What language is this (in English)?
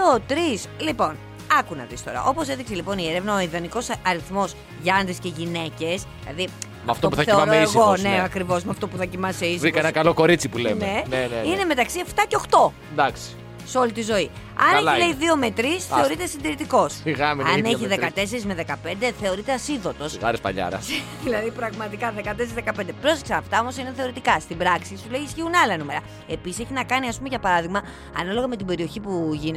Greek